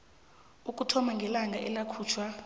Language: South Ndebele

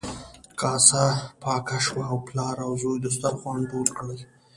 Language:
Pashto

